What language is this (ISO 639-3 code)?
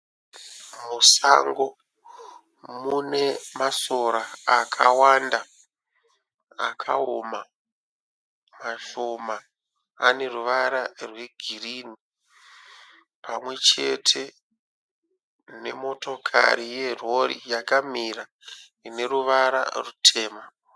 sna